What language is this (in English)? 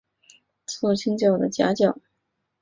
Chinese